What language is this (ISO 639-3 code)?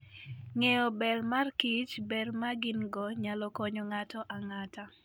luo